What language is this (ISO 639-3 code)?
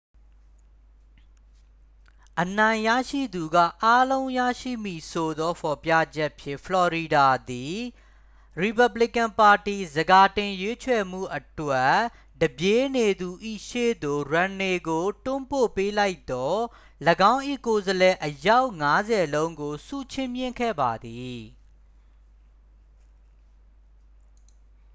mya